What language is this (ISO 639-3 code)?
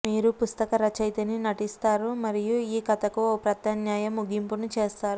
tel